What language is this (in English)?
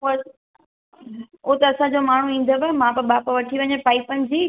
Sindhi